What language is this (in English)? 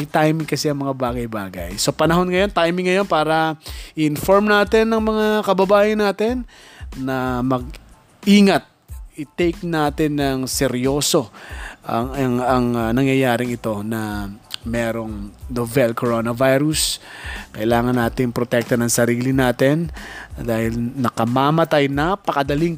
Filipino